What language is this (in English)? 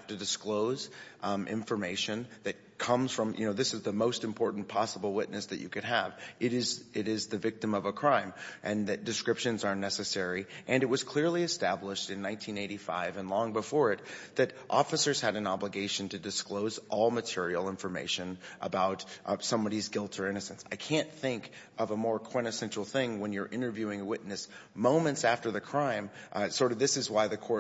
English